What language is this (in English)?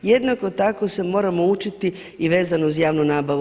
Croatian